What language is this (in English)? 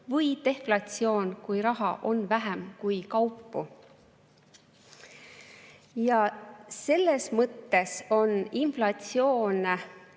Estonian